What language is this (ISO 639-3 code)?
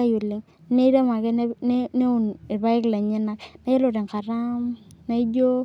mas